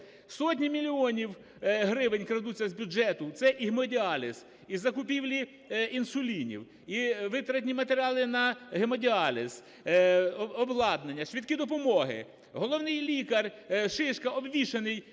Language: Ukrainian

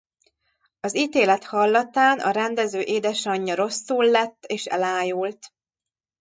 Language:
Hungarian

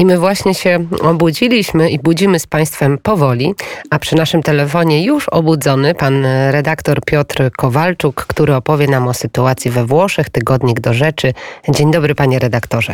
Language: Polish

